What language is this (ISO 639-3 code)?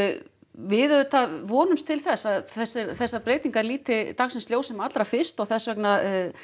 isl